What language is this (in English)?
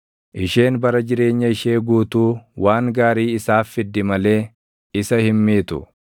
Oromo